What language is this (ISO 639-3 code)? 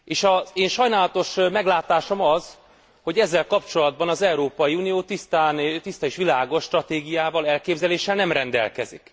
hun